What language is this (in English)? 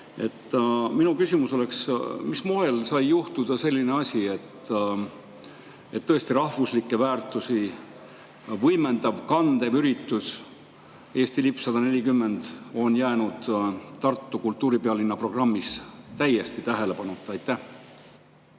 Estonian